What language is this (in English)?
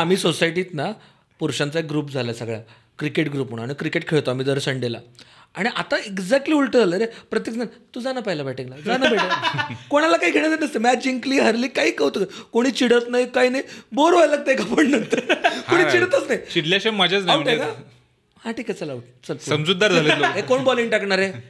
Marathi